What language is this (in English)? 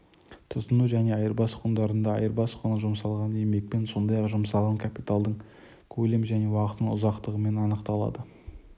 Kazakh